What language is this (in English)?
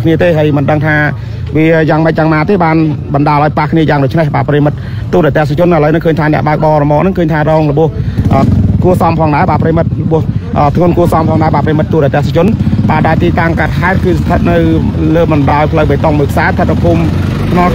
Thai